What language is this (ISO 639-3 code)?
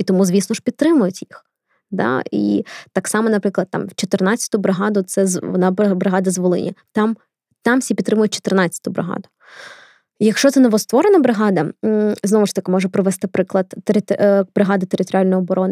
ukr